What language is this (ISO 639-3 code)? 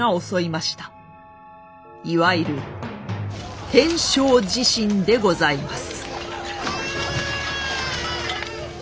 jpn